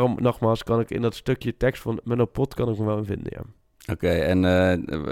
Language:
Dutch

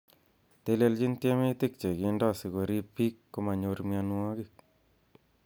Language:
Kalenjin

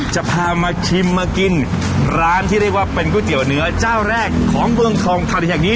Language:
Thai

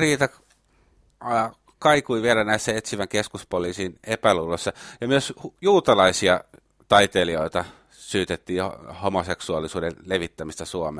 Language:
Finnish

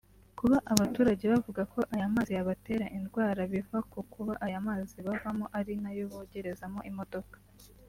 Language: Kinyarwanda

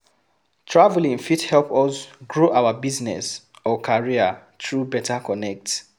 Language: Nigerian Pidgin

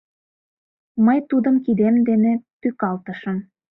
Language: Mari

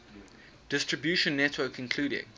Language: English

